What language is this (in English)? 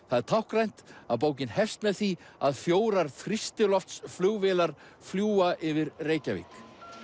Icelandic